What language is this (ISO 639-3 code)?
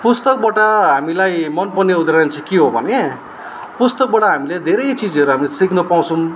nep